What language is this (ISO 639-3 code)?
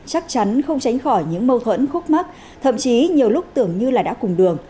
vie